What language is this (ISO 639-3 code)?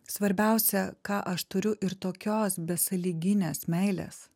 lit